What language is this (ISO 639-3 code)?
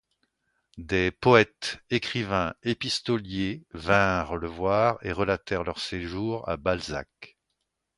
fra